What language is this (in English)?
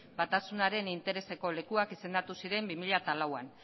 Basque